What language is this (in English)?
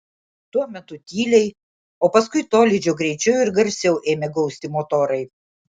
Lithuanian